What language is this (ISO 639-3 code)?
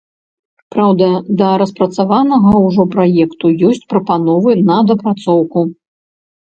bel